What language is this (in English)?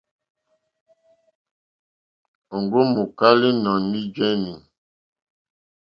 Mokpwe